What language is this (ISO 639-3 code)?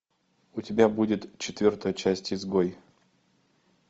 rus